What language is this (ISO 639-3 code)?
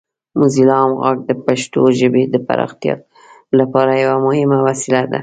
pus